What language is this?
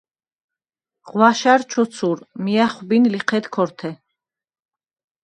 Svan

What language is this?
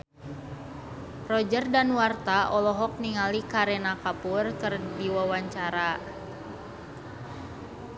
Sundanese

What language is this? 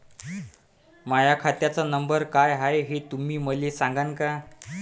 Marathi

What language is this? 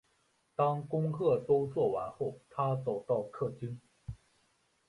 Chinese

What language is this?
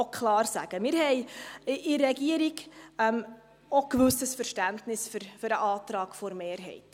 Swiss German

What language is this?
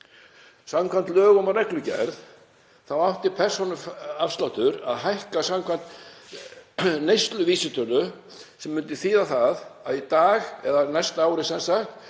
Icelandic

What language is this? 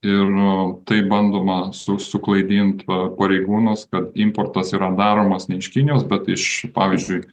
Lithuanian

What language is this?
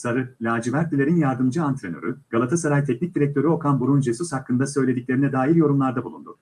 Turkish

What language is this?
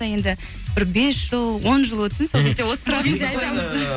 Kazakh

